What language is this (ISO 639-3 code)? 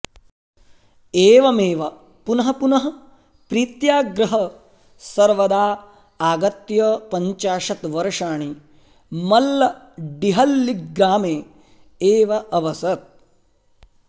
san